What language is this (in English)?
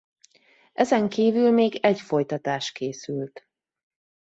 Hungarian